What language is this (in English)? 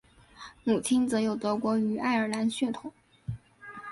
Chinese